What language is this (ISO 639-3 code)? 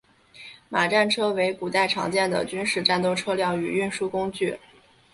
zho